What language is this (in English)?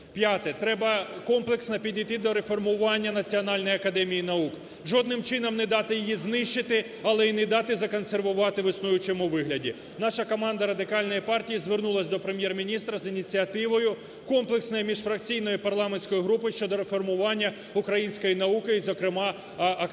Ukrainian